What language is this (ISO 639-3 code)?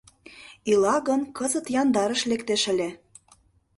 chm